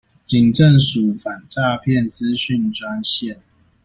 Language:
Chinese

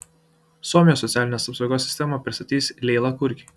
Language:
Lithuanian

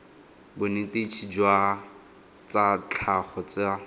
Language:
Tswana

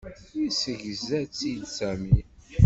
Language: Kabyle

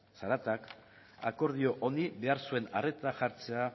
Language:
Basque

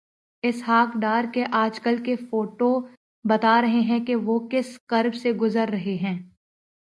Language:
Urdu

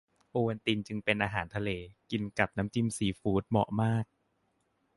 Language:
Thai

